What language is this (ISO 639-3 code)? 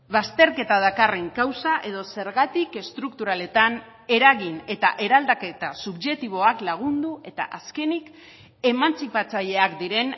eus